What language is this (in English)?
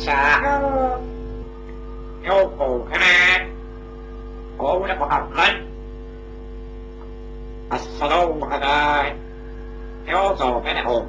Thai